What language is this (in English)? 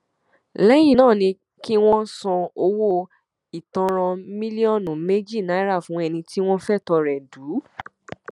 Yoruba